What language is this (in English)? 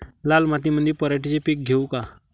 Marathi